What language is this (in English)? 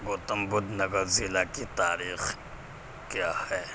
Urdu